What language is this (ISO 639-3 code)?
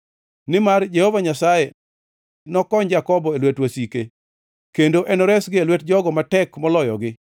luo